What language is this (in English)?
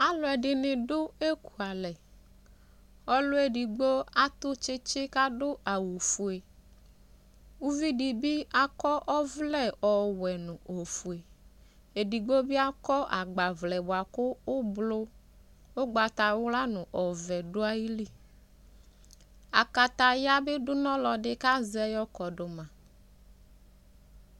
Ikposo